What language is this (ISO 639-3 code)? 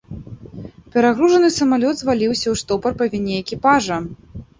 bel